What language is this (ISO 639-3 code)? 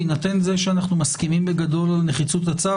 heb